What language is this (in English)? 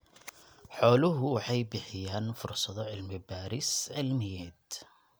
Somali